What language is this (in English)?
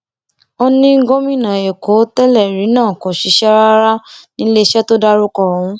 Yoruba